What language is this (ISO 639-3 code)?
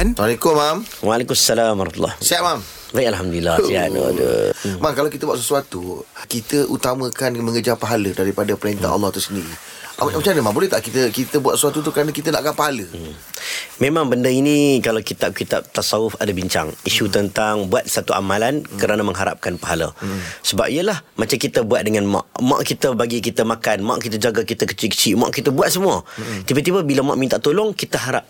msa